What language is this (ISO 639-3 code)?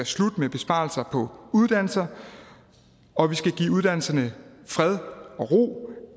dan